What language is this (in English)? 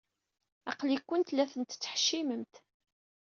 Kabyle